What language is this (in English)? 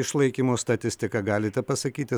Lithuanian